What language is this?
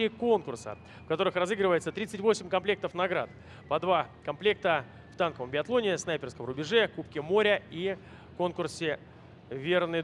Russian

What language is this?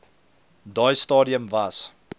Afrikaans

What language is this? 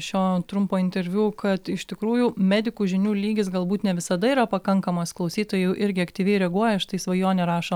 Lithuanian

